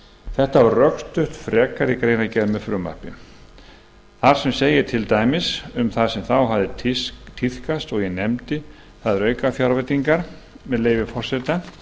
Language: Icelandic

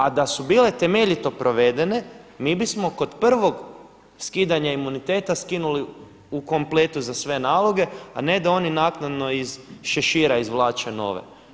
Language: Croatian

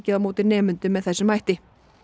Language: Icelandic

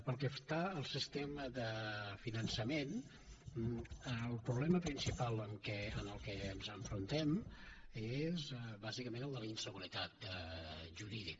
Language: Catalan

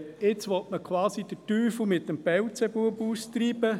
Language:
Swiss German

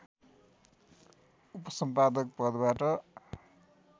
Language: Nepali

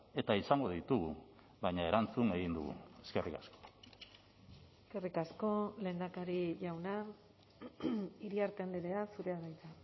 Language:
Basque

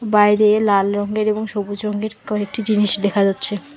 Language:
Bangla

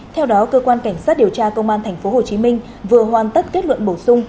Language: Vietnamese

